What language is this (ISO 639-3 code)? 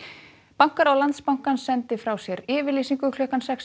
isl